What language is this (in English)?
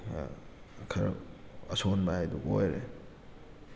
Manipuri